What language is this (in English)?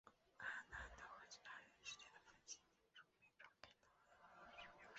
Chinese